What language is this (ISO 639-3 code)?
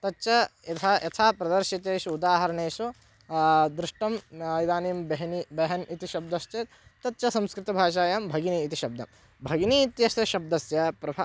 san